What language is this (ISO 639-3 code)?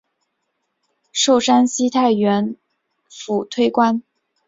zho